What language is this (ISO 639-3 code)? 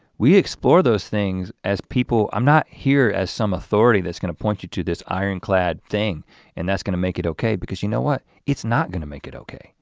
eng